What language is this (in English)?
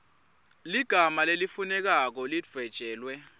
Swati